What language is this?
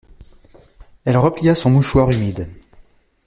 French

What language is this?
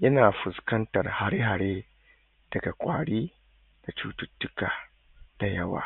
Hausa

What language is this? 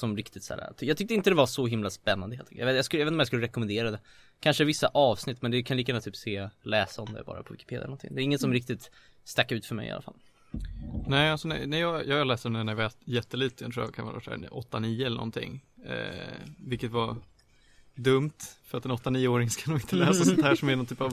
Swedish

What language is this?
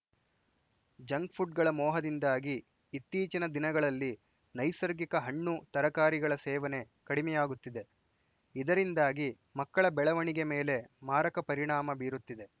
Kannada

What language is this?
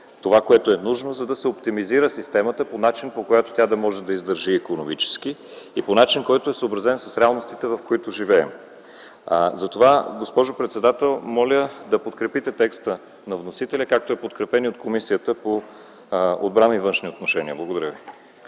Bulgarian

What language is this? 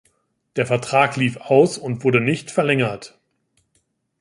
German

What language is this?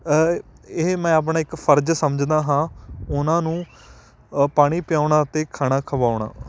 Punjabi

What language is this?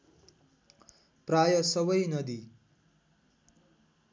Nepali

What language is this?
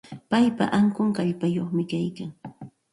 Santa Ana de Tusi Pasco Quechua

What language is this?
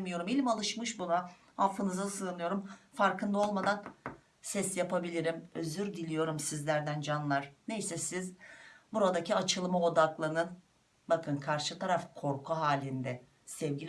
Turkish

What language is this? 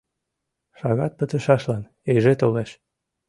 Mari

